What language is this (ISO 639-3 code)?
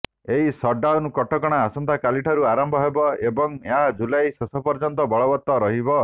ori